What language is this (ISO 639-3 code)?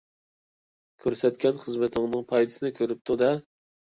uig